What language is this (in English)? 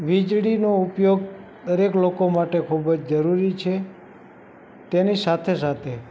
Gujarati